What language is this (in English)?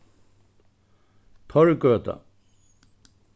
Faroese